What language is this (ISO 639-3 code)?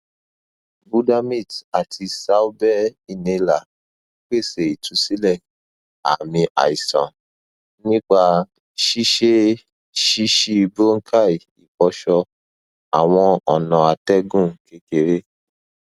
yor